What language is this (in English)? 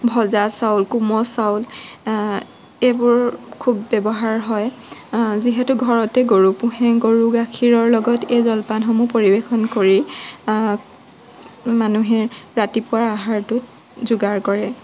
Assamese